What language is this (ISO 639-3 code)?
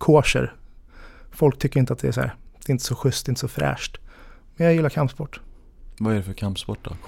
swe